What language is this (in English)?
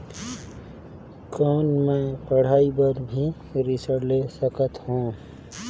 Chhattisgarhi